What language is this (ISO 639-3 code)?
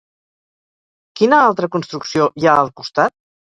cat